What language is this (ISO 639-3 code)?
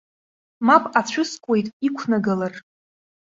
abk